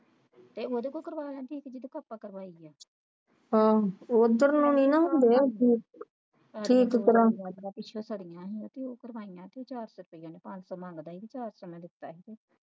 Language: Punjabi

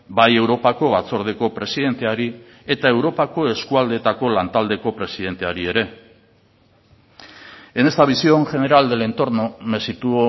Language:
Basque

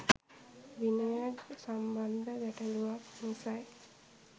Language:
Sinhala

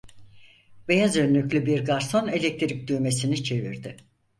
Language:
Turkish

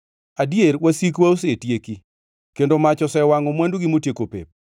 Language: Luo (Kenya and Tanzania)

